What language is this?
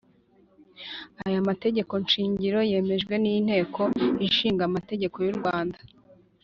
Kinyarwanda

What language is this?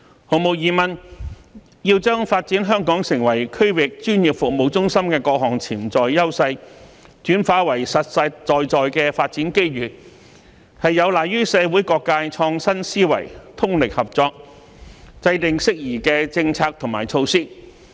Cantonese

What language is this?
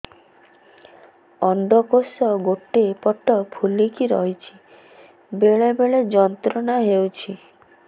Odia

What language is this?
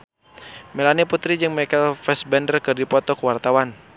Sundanese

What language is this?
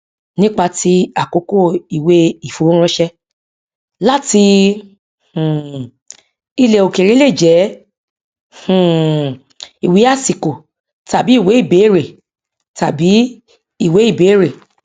Yoruba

